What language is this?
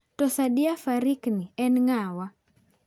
Luo (Kenya and Tanzania)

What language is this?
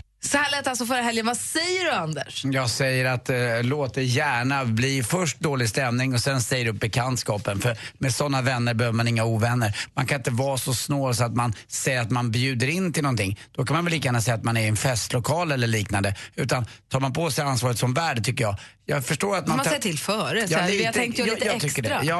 Swedish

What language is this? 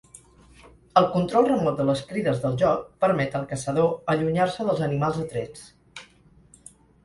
Catalan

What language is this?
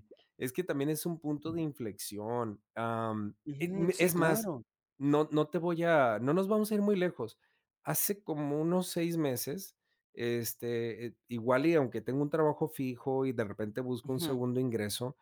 Spanish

